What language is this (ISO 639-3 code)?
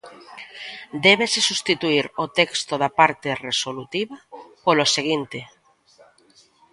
glg